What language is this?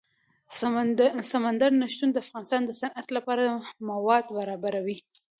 Pashto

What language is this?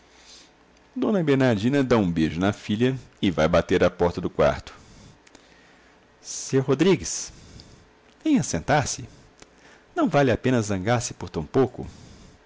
Portuguese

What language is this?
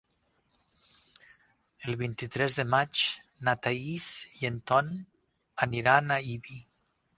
Catalan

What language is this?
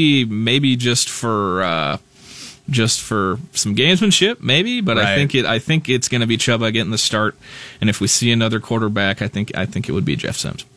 English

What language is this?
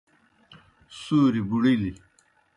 Kohistani Shina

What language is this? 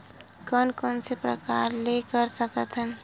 Chhattisgarhi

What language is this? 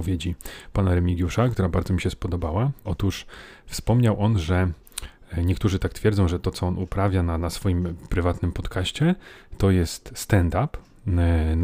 Polish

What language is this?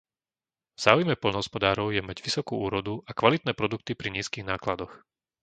Slovak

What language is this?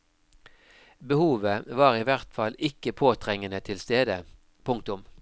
Norwegian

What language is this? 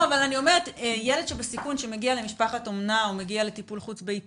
Hebrew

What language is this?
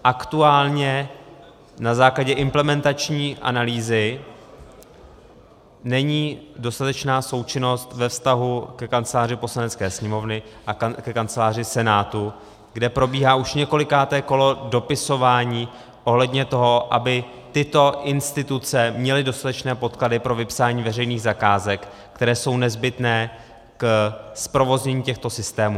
Czech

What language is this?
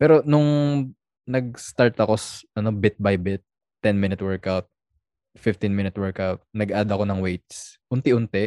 Filipino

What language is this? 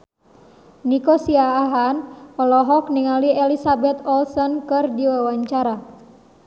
Sundanese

